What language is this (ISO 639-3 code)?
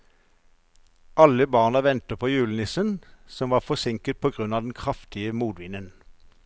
nor